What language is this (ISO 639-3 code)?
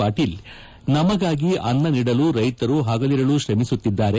kan